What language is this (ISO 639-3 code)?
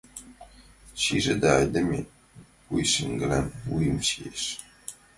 chm